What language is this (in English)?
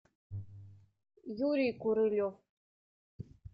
Russian